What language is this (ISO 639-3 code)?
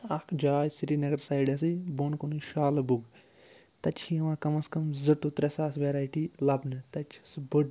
kas